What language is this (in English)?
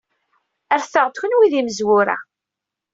Kabyle